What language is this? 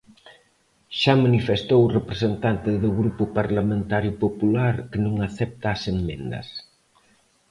Galician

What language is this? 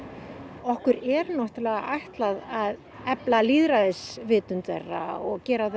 Icelandic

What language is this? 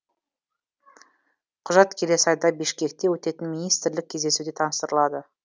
Kazakh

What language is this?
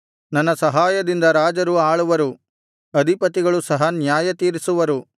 Kannada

